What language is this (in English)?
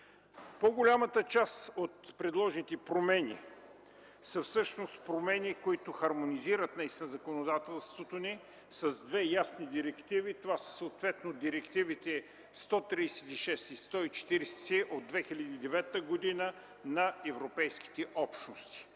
Bulgarian